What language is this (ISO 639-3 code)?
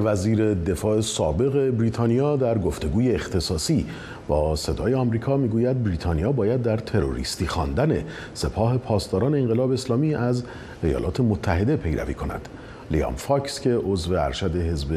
fas